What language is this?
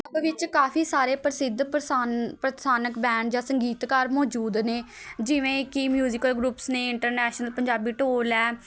Punjabi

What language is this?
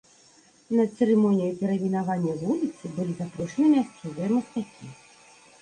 Belarusian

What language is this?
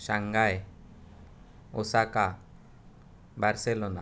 Konkani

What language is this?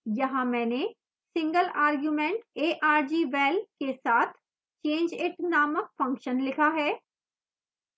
Hindi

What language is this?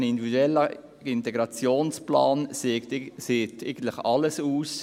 Swiss German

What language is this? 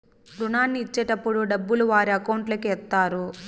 Telugu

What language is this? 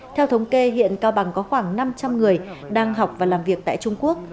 Vietnamese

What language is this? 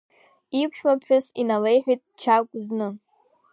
Abkhazian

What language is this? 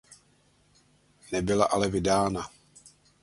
Czech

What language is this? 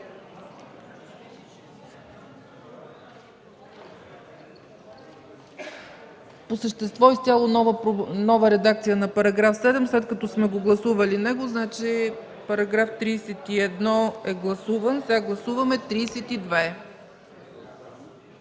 Bulgarian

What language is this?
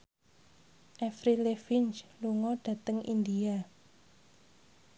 Javanese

